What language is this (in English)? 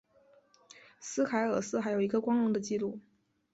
Chinese